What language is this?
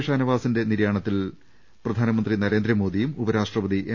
Malayalam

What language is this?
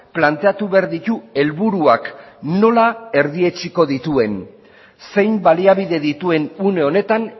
Basque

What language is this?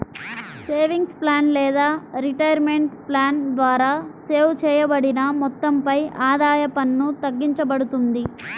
Telugu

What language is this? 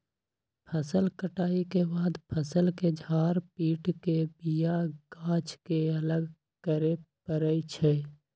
Magahi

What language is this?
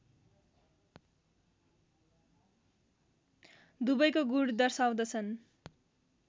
Nepali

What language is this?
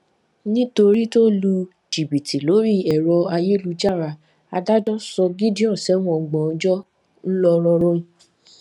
Yoruba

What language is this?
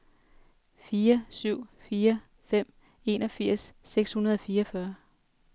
Danish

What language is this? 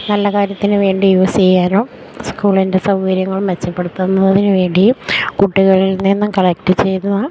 Malayalam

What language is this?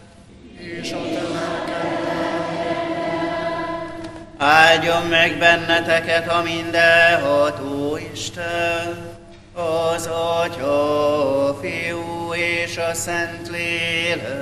Hungarian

